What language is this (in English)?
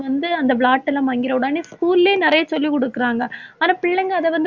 Tamil